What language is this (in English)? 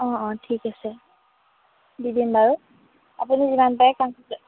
Assamese